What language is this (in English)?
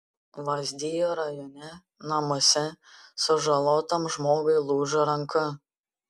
Lithuanian